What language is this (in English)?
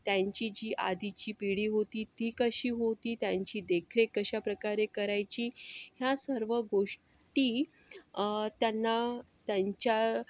Marathi